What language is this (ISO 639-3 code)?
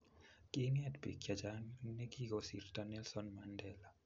kln